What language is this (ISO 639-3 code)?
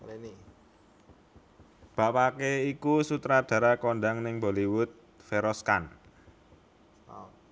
jav